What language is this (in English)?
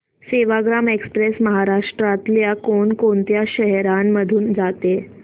Marathi